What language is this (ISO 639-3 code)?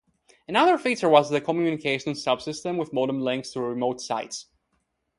eng